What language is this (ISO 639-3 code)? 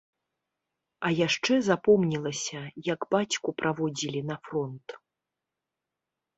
bel